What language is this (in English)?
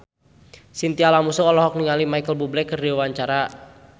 Sundanese